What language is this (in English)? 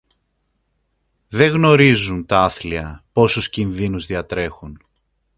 Greek